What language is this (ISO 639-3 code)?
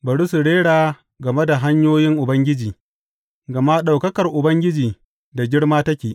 hau